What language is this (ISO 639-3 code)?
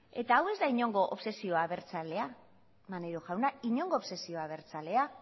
eus